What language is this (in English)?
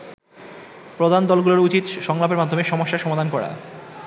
Bangla